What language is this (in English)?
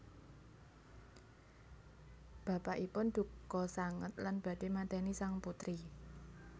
Javanese